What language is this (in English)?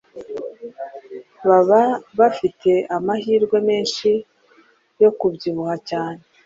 Kinyarwanda